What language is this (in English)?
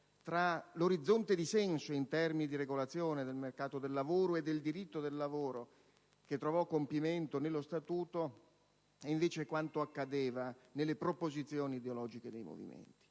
Italian